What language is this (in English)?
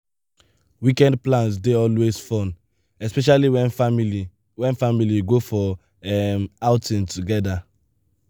Nigerian Pidgin